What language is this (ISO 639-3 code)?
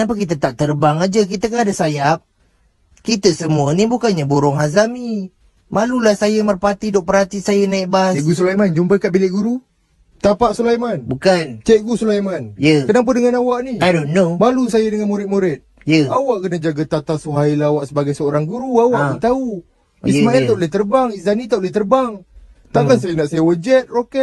msa